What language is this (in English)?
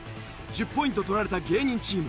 Japanese